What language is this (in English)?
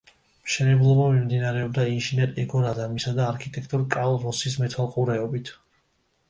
Georgian